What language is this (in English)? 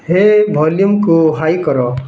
Odia